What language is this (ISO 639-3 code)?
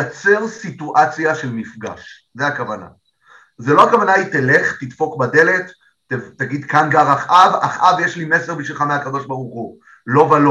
heb